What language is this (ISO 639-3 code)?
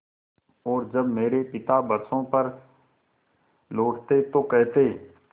hin